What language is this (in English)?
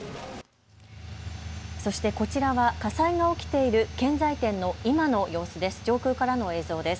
Japanese